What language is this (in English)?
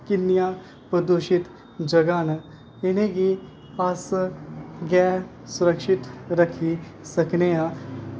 Dogri